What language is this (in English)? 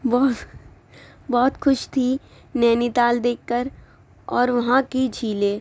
Urdu